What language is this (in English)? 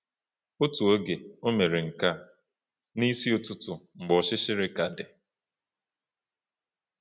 Igbo